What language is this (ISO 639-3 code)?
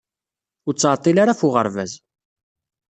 kab